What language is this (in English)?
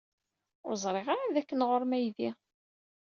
Kabyle